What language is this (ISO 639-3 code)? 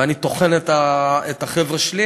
heb